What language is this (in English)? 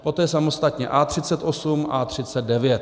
Czech